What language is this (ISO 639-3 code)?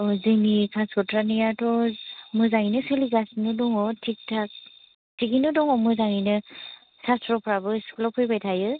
brx